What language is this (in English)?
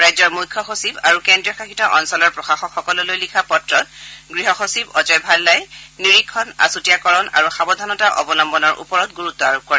Assamese